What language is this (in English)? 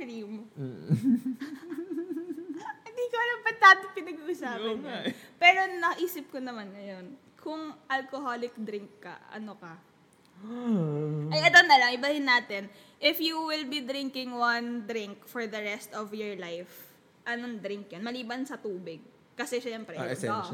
Filipino